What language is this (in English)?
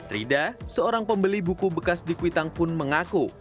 Indonesian